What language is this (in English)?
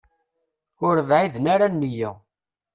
Kabyle